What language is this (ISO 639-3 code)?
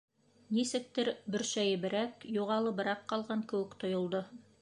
bak